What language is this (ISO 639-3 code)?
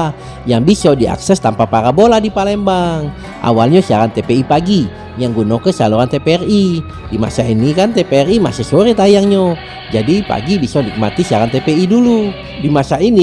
ind